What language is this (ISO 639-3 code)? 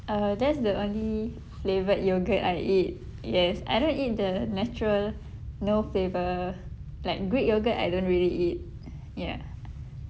eng